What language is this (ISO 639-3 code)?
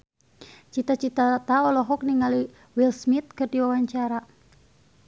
sun